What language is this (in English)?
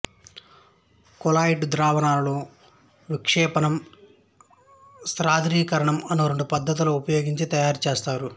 Telugu